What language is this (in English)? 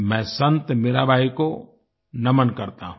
Hindi